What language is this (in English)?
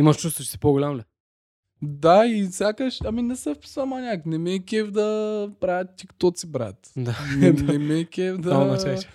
Bulgarian